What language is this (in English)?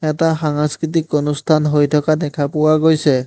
Assamese